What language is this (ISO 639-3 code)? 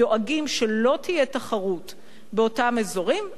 heb